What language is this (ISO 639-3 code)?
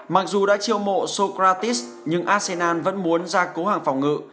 vie